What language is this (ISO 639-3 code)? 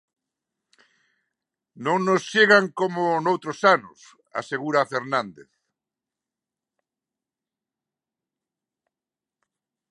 glg